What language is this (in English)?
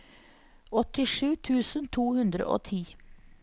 Norwegian